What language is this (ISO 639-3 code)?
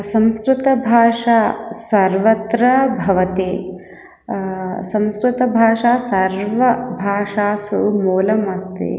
san